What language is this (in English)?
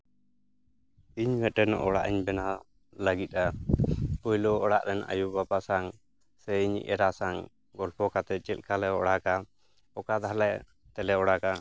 Santali